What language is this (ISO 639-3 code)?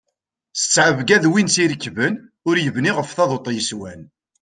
kab